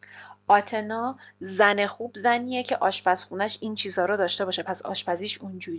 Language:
Persian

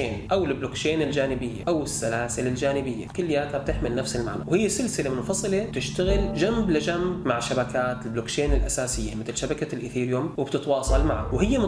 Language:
Arabic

